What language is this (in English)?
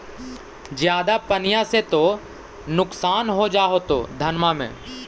Magahi